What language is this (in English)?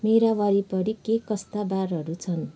Nepali